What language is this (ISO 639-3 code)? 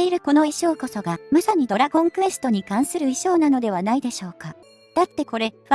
jpn